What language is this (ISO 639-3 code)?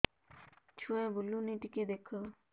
ori